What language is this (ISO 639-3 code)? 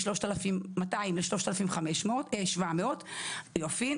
heb